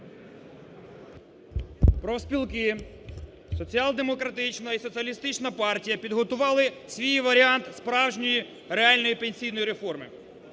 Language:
Ukrainian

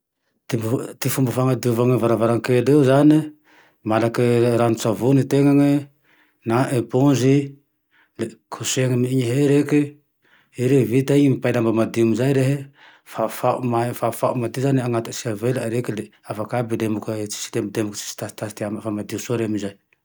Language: Tandroy-Mahafaly Malagasy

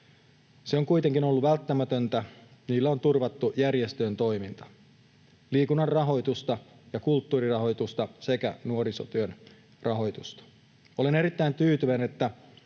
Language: Finnish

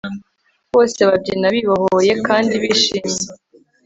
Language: Kinyarwanda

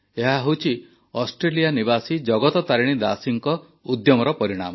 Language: Odia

